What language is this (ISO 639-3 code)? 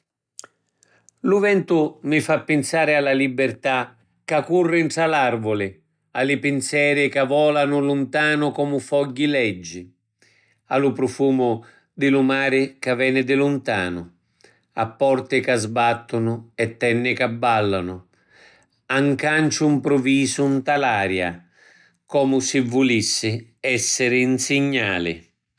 scn